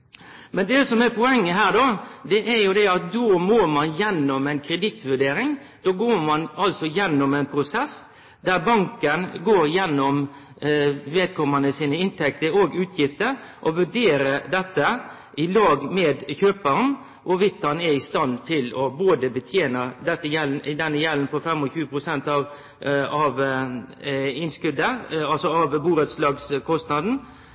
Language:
Norwegian Nynorsk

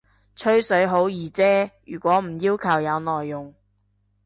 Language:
Cantonese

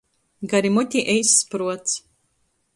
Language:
Latgalian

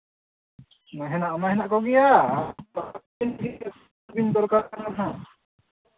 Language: Santali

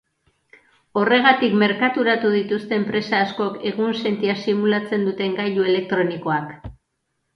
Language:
Basque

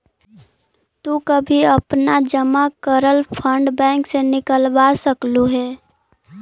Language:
Magahi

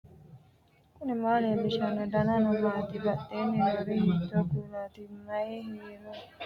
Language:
Sidamo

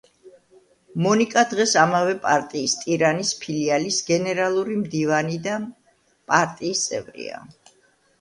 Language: Georgian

